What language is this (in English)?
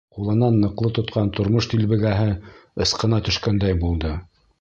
Bashkir